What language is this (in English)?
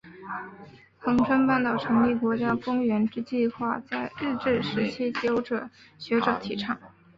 Chinese